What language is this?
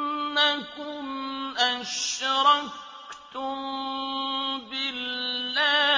Arabic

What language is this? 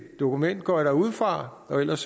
Danish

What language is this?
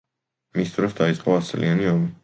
Georgian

